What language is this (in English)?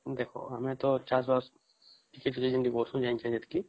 Odia